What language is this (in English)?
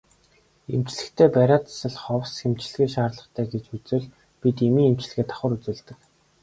Mongolian